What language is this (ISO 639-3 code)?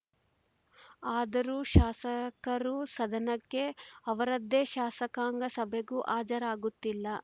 kan